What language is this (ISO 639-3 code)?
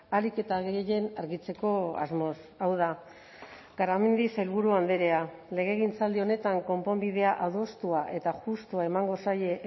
eus